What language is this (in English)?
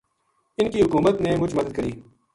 Gujari